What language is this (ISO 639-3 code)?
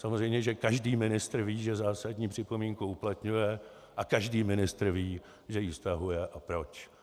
ces